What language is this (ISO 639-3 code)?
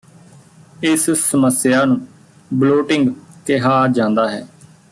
pan